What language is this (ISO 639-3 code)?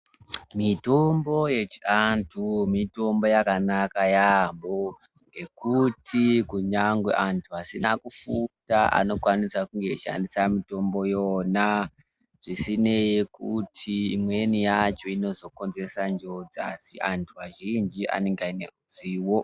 ndc